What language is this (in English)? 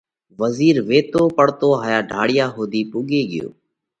Parkari Koli